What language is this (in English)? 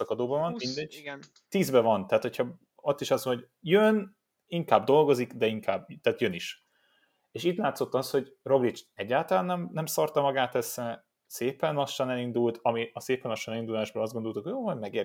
Hungarian